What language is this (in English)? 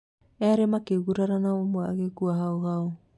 Kikuyu